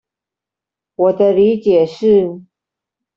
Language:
Chinese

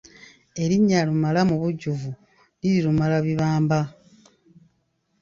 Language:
Ganda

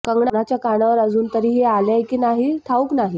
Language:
Marathi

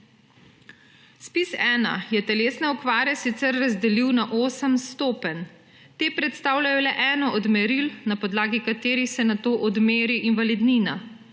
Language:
Slovenian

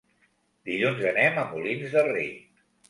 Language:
Catalan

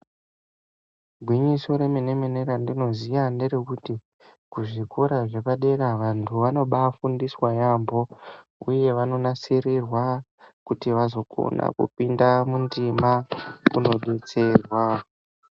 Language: Ndau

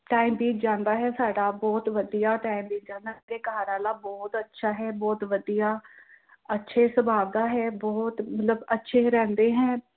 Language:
Punjabi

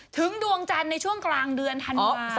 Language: Thai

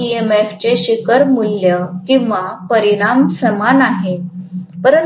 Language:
Marathi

